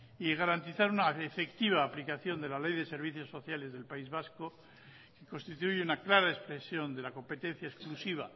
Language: Spanish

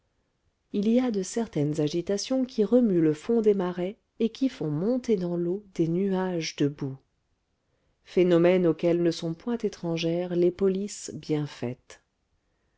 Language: French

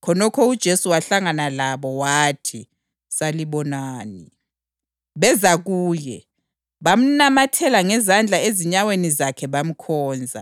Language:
North Ndebele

